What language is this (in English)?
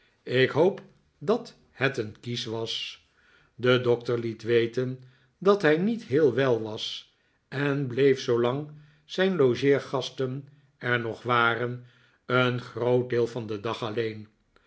Dutch